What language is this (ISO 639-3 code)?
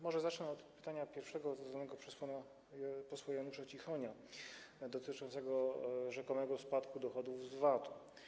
pol